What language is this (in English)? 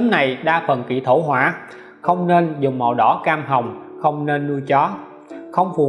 Vietnamese